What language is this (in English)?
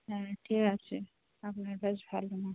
Bangla